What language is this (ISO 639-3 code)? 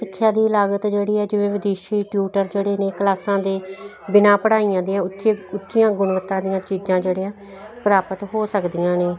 pan